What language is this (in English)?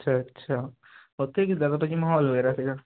Punjabi